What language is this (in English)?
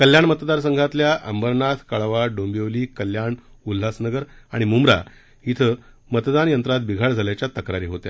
Marathi